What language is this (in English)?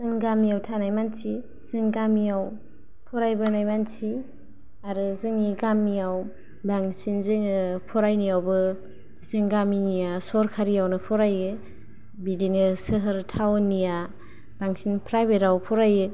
Bodo